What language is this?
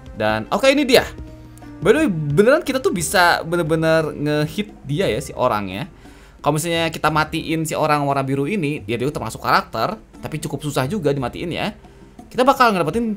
Indonesian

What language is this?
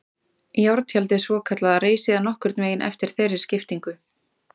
Icelandic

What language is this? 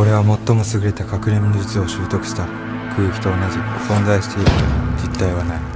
Japanese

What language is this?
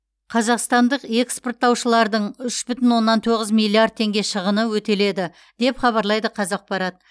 Kazakh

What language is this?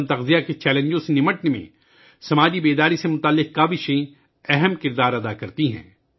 Urdu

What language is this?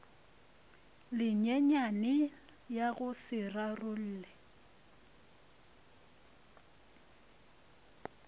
Northern Sotho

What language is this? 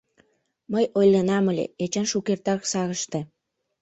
Mari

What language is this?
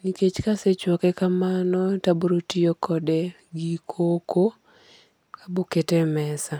Luo (Kenya and Tanzania)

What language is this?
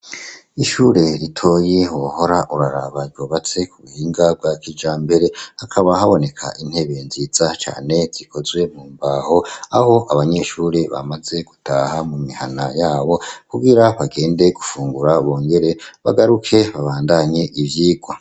Rundi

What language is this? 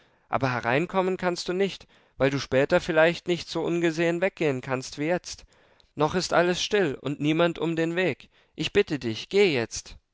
German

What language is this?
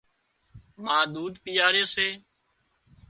Wadiyara Koli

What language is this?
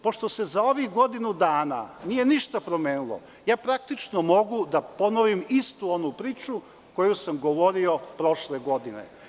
Serbian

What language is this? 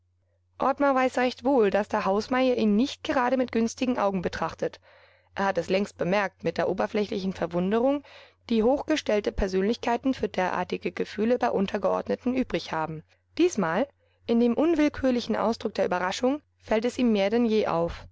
German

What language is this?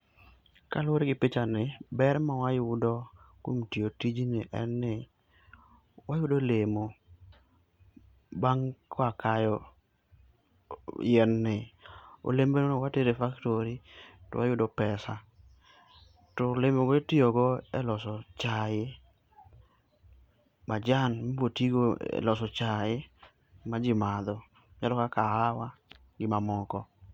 Luo (Kenya and Tanzania)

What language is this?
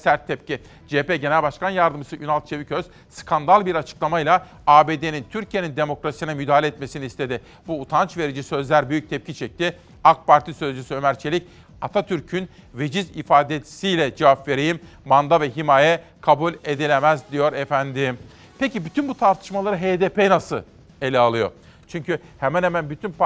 Turkish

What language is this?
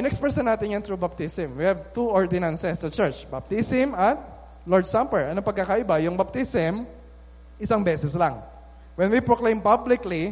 Filipino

